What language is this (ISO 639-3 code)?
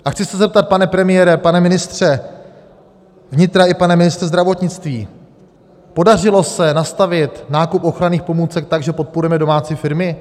ces